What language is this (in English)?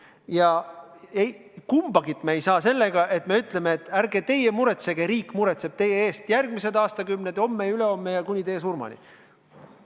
Estonian